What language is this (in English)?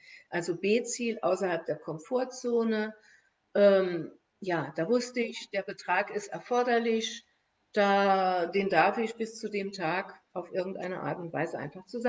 German